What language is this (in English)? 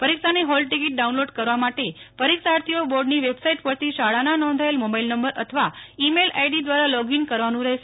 Gujarati